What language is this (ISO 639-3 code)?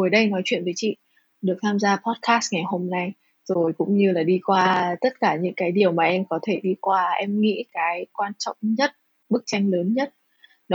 vie